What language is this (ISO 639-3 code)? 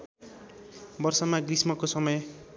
nep